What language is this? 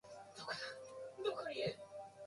Japanese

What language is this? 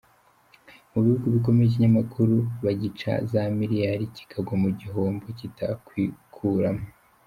Kinyarwanda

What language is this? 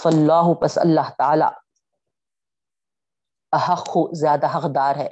Urdu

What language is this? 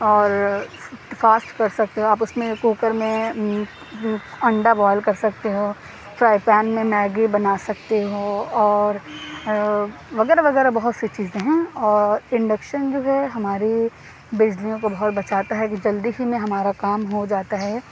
Urdu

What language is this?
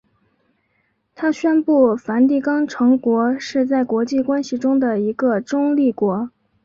Chinese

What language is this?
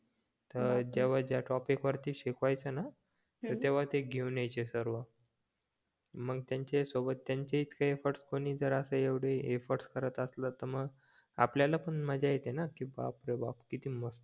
Marathi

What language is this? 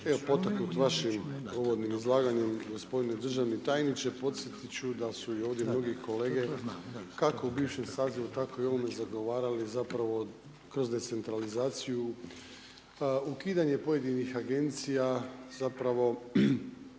Croatian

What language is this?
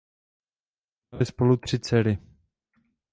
Czech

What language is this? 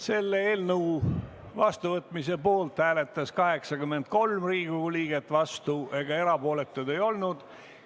Estonian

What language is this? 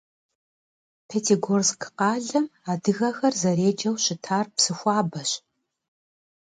Kabardian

